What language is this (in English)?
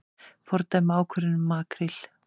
Icelandic